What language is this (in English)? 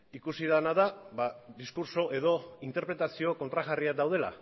Basque